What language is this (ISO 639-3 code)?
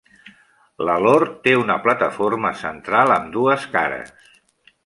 cat